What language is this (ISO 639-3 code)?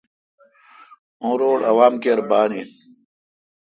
xka